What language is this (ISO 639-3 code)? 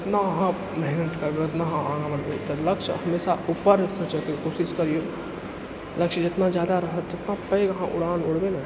mai